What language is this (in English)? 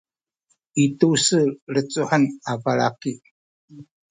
Sakizaya